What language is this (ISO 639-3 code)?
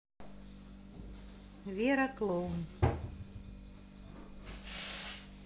rus